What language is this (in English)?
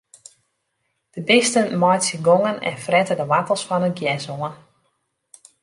Western Frisian